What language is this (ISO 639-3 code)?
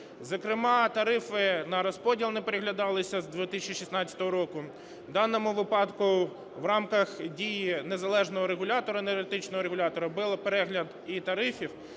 ukr